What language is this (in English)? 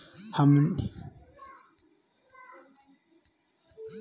Magahi